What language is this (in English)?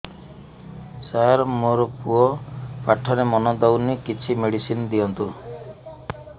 Odia